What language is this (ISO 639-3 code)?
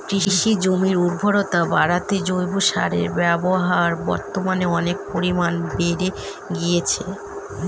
ben